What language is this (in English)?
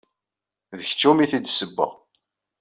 Kabyle